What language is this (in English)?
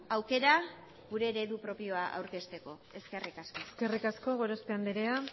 Basque